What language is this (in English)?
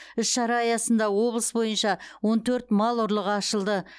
Kazakh